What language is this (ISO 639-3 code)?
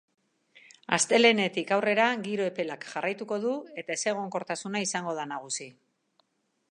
eus